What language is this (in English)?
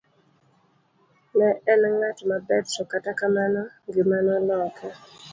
Luo (Kenya and Tanzania)